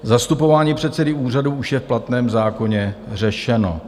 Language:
Czech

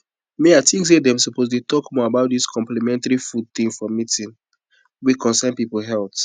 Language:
Nigerian Pidgin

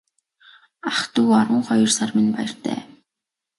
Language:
Mongolian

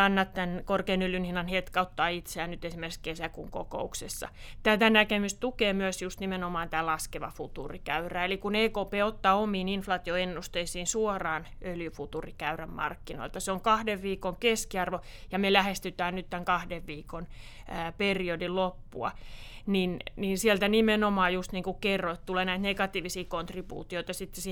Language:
Finnish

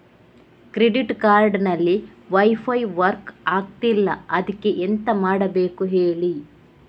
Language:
Kannada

